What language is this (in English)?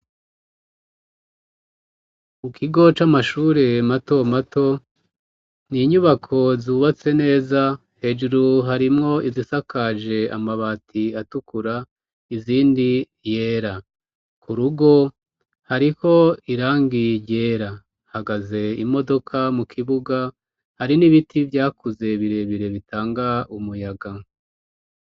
Rundi